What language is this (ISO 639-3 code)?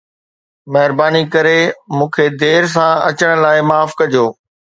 snd